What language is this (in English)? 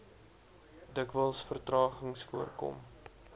Afrikaans